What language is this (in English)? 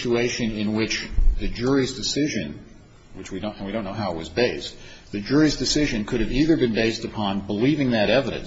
English